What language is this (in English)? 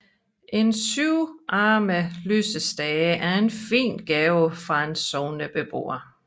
Danish